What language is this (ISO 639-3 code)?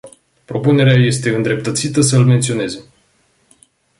ron